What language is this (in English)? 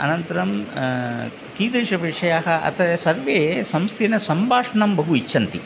Sanskrit